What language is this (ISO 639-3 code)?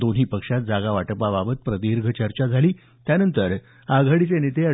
mar